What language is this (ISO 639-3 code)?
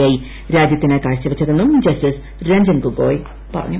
mal